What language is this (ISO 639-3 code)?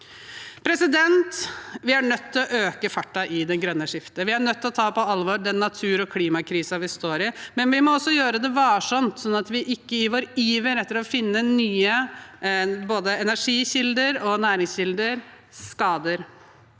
nor